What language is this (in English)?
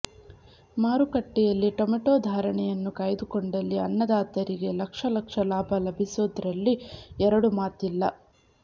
Kannada